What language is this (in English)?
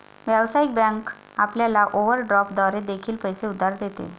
Marathi